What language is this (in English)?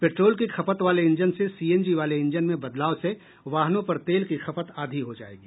Hindi